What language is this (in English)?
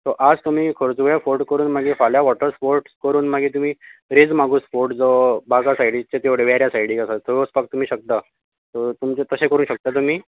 Konkani